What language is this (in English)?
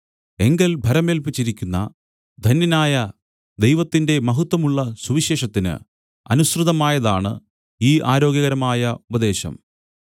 Malayalam